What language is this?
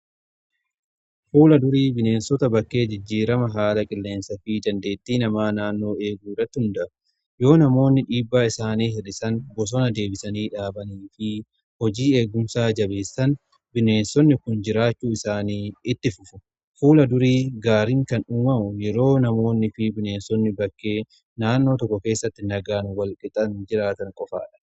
Oromo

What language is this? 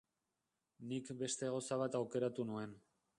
Basque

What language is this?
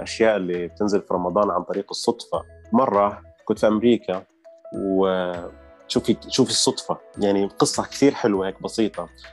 Arabic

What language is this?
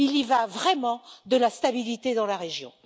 French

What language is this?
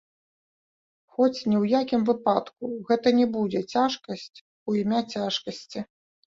Belarusian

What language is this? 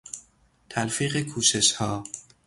Persian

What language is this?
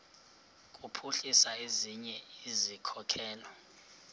Xhosa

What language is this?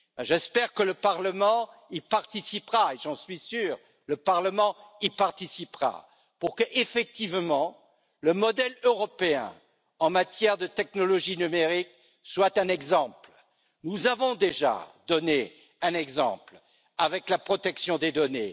French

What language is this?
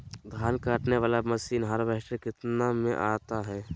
Magahi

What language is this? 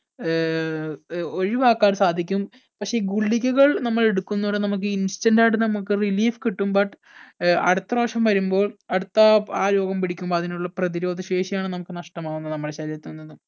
Malayalam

